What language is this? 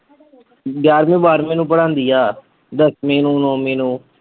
Punjabi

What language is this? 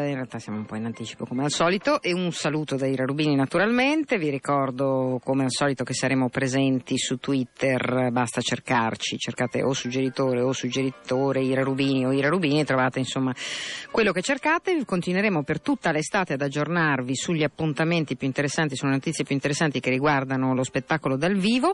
Italian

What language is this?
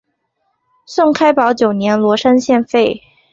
Chinese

